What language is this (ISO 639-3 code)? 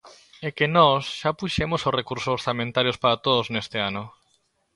glg